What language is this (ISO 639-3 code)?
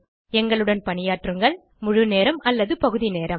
tam